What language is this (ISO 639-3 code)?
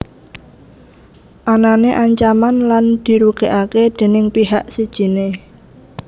jav